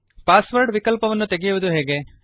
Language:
Kannada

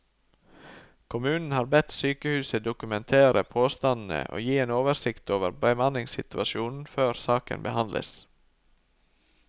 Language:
Norwegian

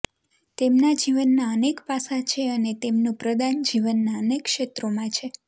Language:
Gujarati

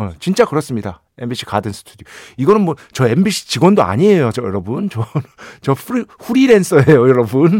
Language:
Korean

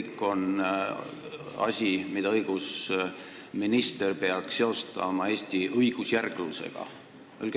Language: Estonian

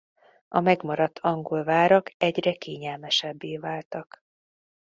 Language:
Hungarian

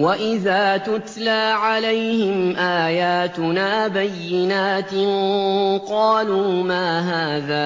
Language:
Arabic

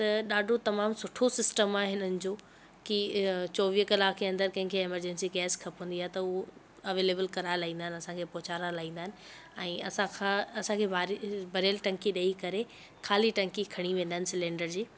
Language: Sindhi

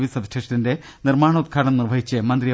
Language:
Malayalam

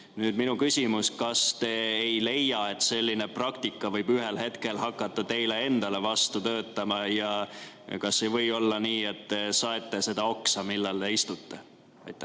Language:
Estonian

